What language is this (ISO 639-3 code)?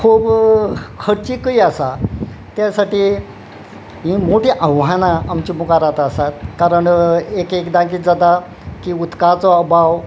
kok